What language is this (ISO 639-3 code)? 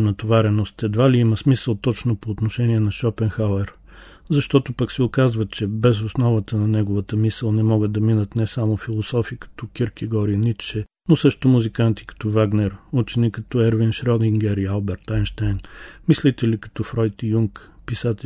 bul